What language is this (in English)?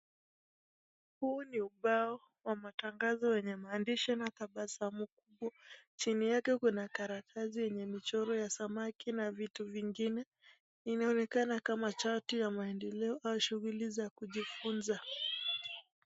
Swahili